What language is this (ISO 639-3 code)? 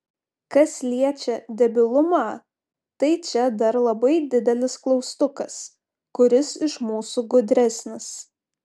lit